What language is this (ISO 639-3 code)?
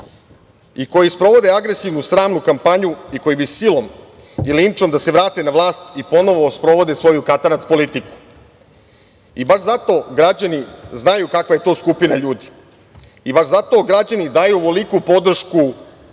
srp